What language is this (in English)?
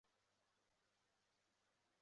Chinese